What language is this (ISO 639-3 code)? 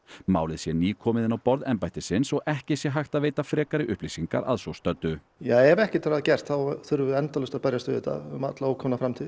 isl